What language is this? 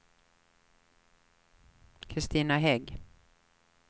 Swedish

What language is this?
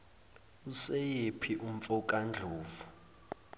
Zulu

